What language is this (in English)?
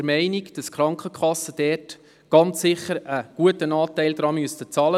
Swiss German